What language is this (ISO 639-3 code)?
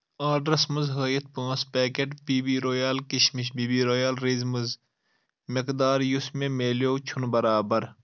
kas